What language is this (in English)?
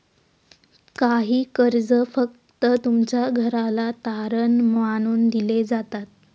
Marathi